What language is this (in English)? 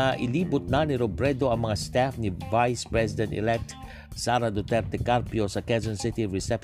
Filipino